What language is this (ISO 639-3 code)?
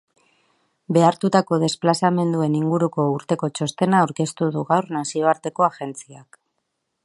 eus